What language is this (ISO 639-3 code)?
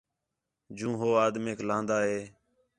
xhe